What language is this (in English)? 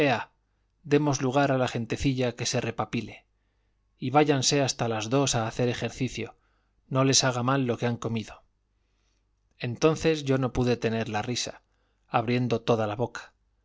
Spanish